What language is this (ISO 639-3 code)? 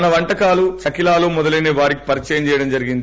tel